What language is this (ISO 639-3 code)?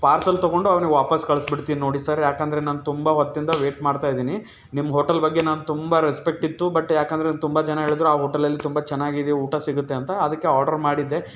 kan